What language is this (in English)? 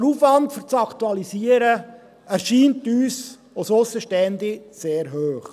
Swiss German